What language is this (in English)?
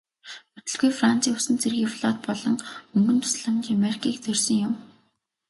Mongolian